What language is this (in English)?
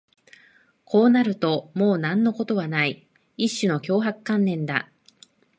Japanese